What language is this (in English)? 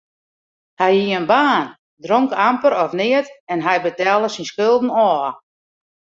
Western Frisian